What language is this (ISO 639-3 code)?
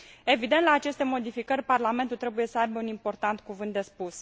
ron